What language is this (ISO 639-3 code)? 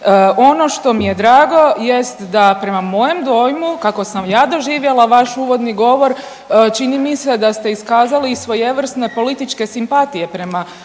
hrv